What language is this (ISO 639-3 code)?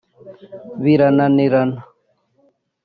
kin